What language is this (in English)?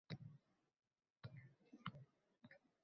Uzbek